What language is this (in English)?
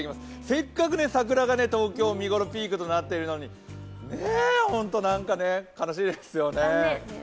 Japanese